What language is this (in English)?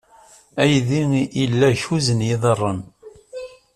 Kabyle